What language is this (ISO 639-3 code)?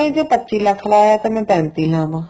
pan